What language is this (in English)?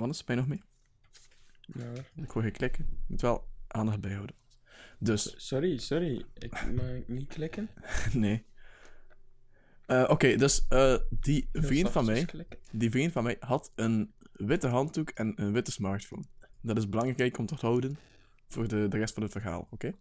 Dutch